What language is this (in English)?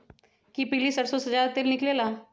Magahi